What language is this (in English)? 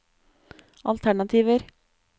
Norwegian